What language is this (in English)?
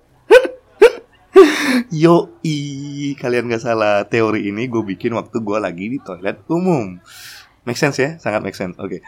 Indonesian